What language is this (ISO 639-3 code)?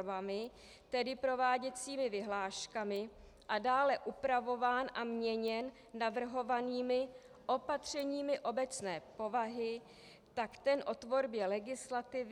ces